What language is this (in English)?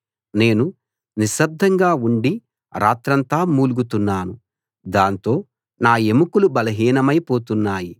Telugu